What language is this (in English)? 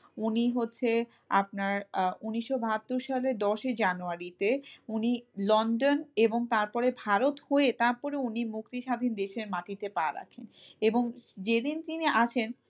Bangla